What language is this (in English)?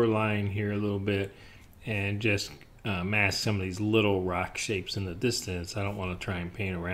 English